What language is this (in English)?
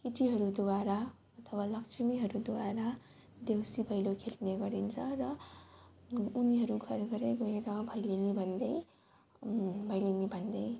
Nepali